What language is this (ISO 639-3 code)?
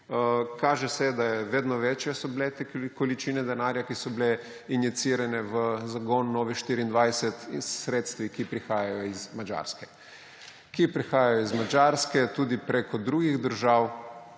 slv